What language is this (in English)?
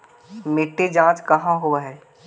Magahi